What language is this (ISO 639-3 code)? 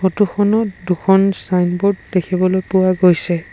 asm